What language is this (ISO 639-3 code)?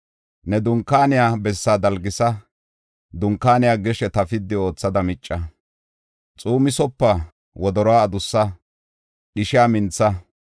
gof